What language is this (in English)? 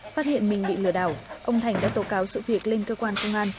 Vietnamese